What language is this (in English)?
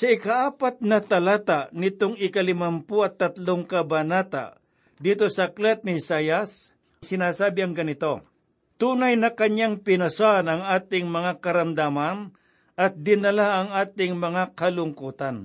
Filipino